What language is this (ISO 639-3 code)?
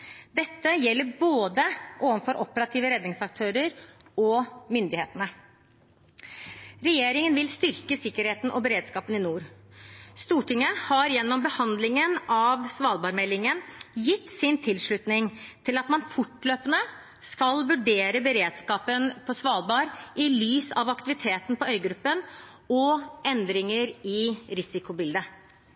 nob